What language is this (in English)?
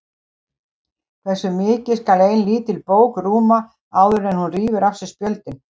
Icelandic